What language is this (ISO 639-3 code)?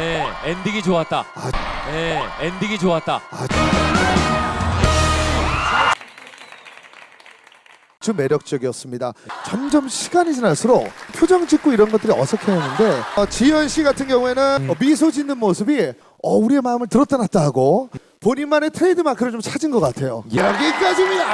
kor